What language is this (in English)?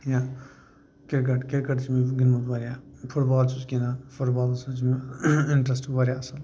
Kashmiri